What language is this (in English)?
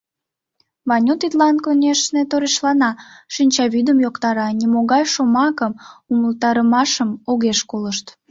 Mari